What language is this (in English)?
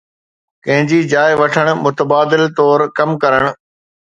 Sindhi